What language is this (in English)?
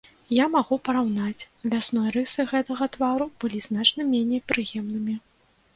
Belarusian